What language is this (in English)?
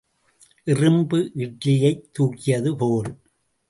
Tamil